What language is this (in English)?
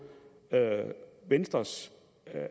Danish